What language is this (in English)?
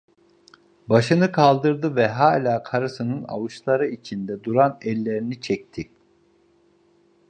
Turkish